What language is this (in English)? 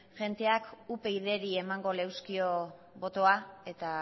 Basque